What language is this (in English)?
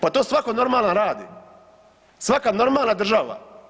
Croatian